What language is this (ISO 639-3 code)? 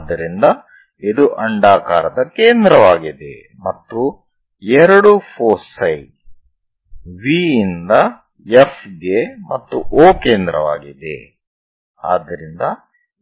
kan